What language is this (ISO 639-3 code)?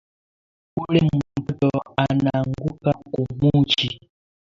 swa